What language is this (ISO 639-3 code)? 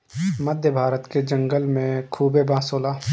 bho